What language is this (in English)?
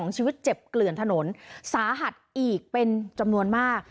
Thai